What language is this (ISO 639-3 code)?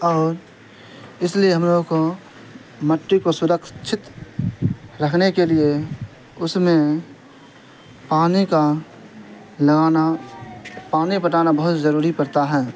urd